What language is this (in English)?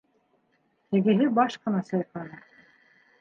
Bashkir